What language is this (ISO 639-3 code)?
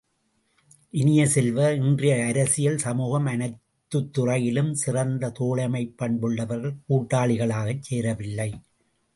tam